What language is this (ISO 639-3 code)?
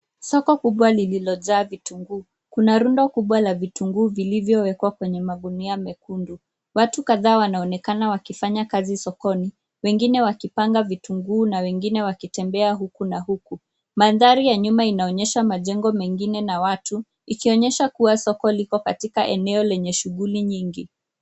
swa